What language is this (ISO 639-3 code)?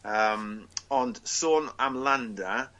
cym